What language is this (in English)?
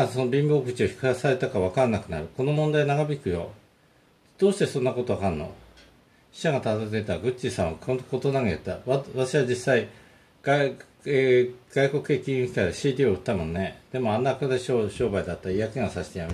Japanese